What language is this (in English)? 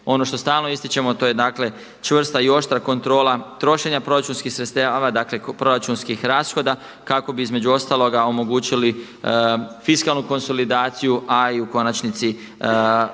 Croatian